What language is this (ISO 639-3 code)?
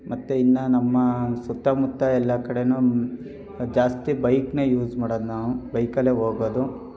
kan